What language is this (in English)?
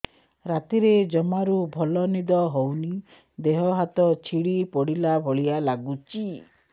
Odia